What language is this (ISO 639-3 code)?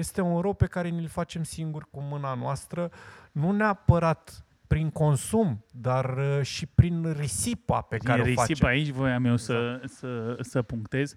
ron